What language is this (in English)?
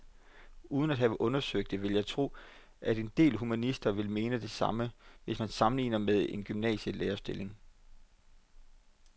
Danish